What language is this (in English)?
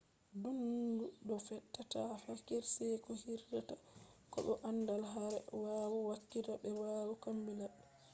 Fula